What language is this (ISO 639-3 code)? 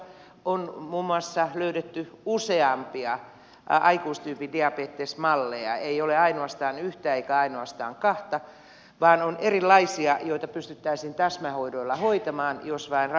fin